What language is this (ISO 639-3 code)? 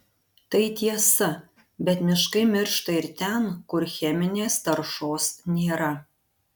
lit